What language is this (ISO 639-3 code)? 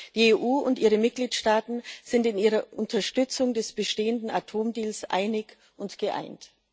deu